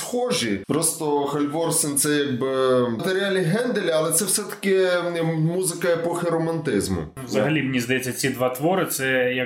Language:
Ukrainian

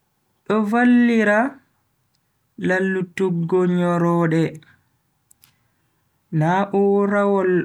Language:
Bagirmi Fulfulde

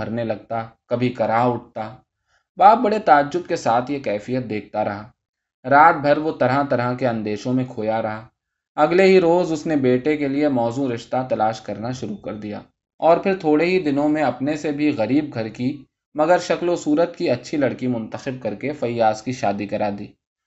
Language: Urdu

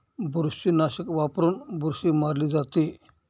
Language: Marathi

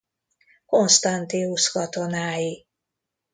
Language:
Hungarian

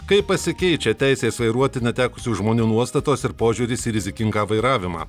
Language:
Lithuanian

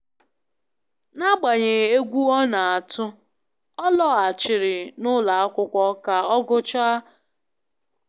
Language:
Igbo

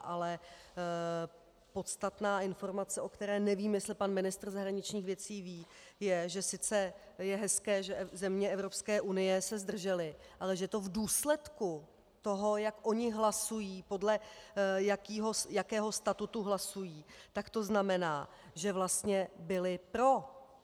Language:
Czech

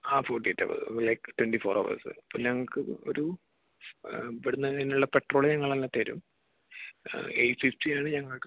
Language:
Malayalam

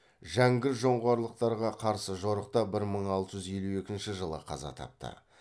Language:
Kazakh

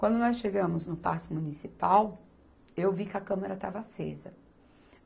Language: Portuguese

